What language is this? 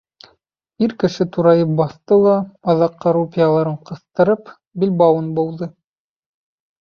Bashkir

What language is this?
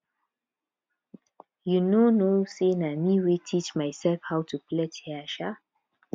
Nigerian Pidgin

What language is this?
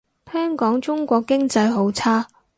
Cantonese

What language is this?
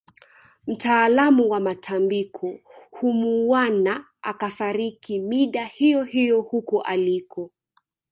Swahili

